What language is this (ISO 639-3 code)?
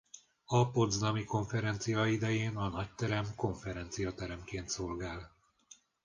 hun